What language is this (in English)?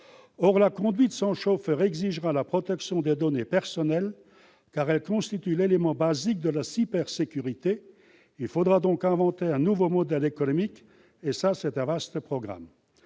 French